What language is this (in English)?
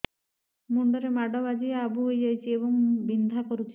Odia